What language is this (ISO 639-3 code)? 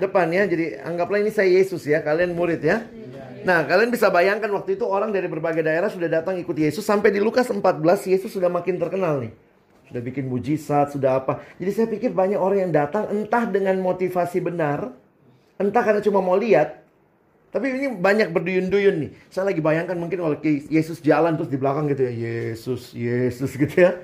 ind